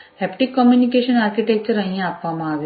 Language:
Gujarati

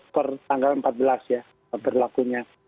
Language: Indonesian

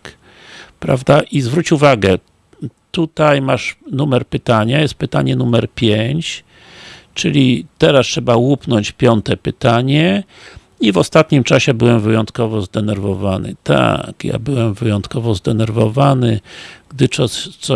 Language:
Polish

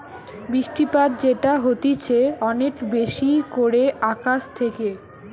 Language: Bangla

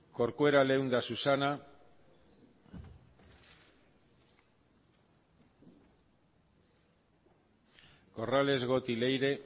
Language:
Basque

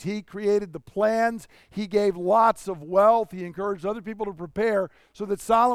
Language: English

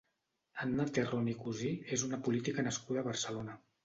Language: Catalan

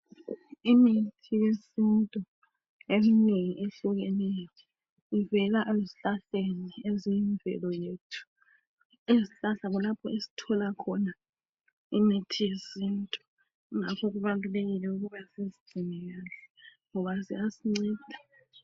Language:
North Ndebele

